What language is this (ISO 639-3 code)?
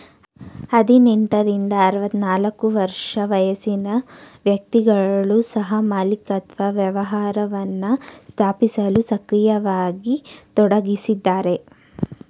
kan